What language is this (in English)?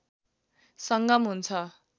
Nepali